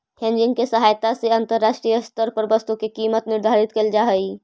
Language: Magahi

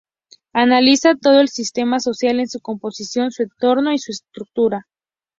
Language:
Spanish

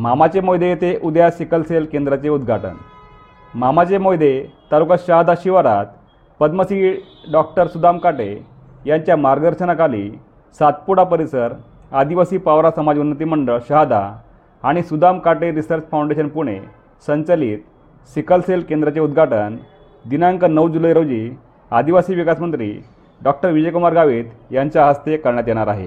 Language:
Marathi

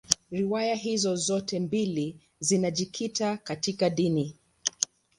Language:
Swahili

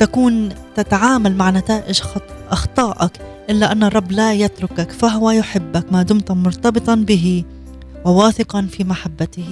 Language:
Arabic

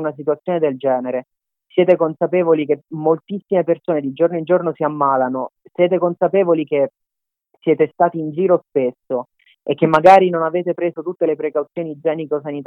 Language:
Italian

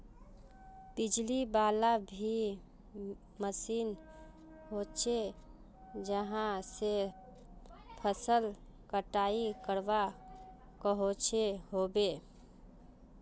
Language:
Magahi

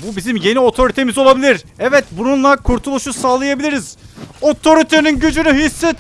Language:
Turkish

